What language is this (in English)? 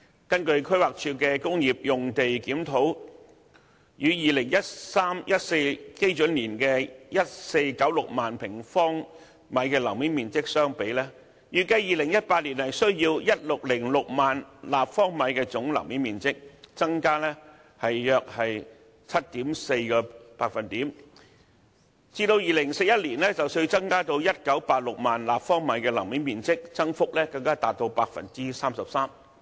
Cantonese